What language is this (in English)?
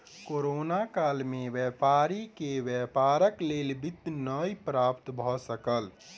Maithili